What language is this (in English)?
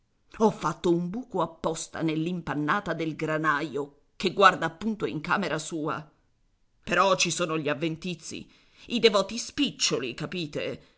Italian